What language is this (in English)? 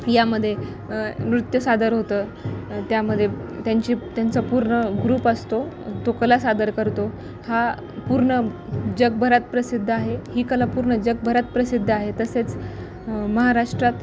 Marathi